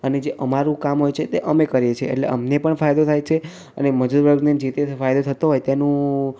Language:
Gujarati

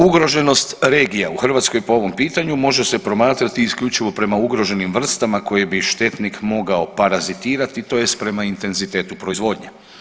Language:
Croatian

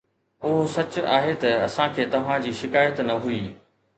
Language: Sindhi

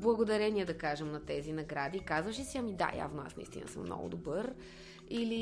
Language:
Bulgarian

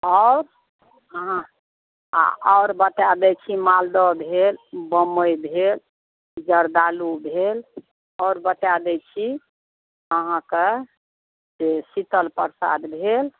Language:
Maithili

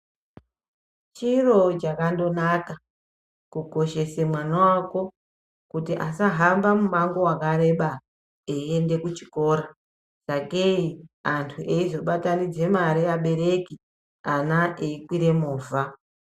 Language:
Ndau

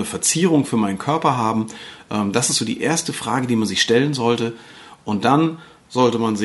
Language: German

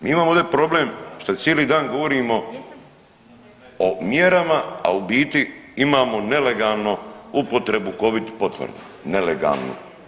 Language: Croatian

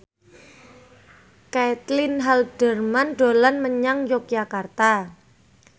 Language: Javanese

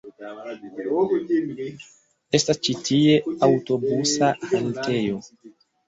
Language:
Esperanto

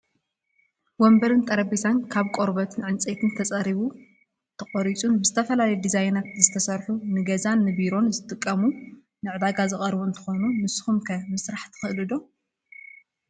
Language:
Tigrinya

